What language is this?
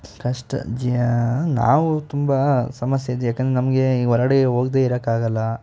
Kannada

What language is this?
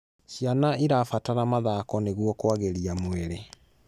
Kikuyu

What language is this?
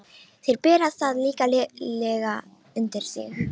Icelandic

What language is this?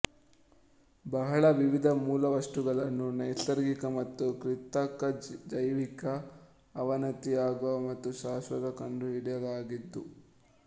Kannada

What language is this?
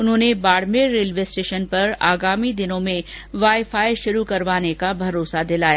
Hindi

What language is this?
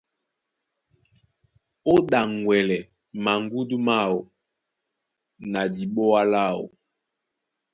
Duala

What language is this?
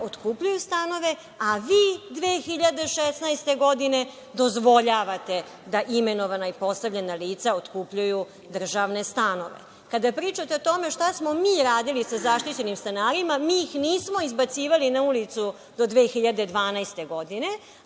Serbian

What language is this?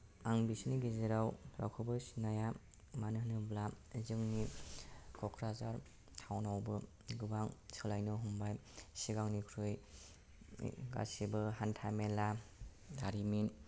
Bodo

